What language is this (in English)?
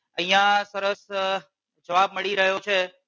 Gujarati